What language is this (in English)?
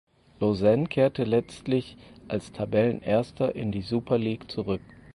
German